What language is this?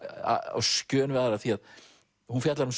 Icelandic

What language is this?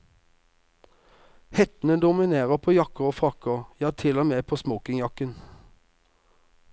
Norwegian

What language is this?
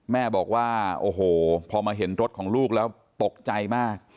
Thai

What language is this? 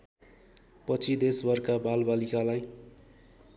Nepali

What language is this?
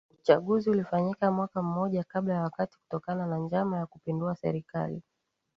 Swahili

